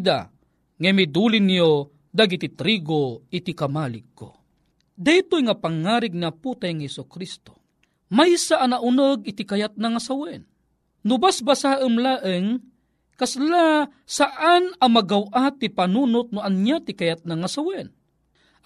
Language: Filipino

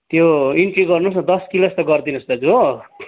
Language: Nepali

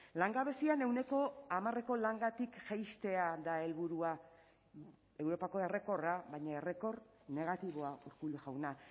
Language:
Basque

